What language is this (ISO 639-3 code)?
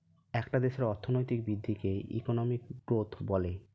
ben